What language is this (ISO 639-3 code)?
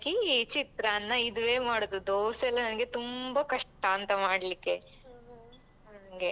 kan